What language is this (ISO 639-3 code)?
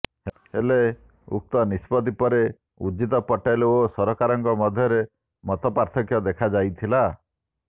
ori